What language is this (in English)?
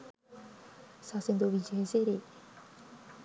Sinhala